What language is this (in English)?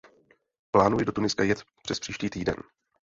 Czech